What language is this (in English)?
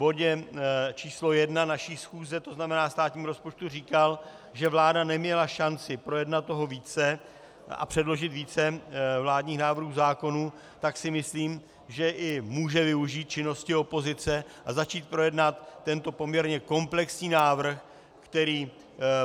Czech